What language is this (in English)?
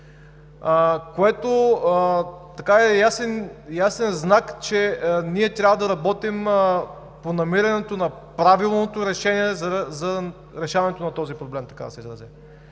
Bulgarian